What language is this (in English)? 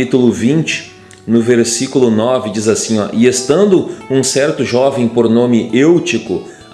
Portuguese